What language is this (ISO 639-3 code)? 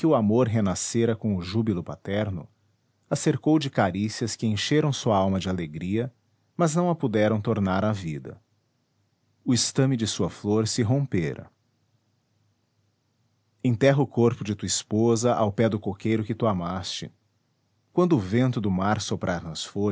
por